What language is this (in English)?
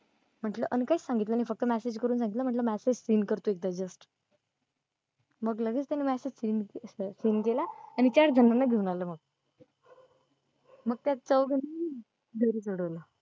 Marathi